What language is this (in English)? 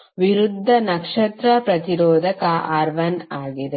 Kannada